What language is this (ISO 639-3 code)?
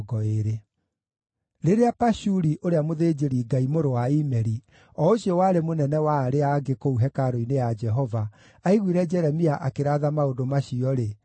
kik